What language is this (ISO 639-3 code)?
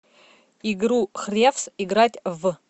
rus